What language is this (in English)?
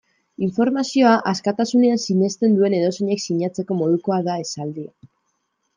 Basque